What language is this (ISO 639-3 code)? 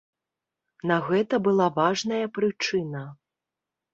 bel